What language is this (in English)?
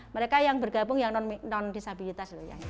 Indonesian